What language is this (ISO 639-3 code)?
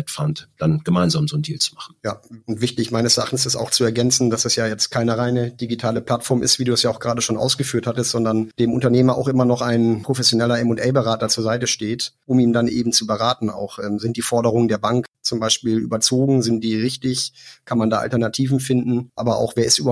deu